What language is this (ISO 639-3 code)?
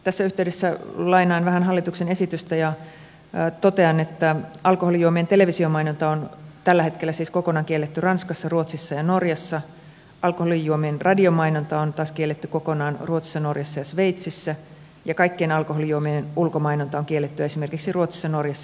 fin